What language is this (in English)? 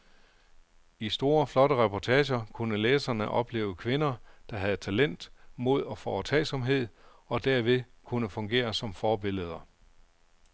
Danish